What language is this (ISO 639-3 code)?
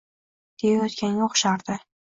uzb